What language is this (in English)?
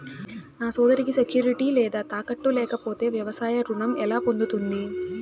Telugu